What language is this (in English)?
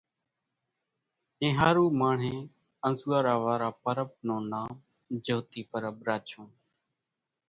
Kachi Koli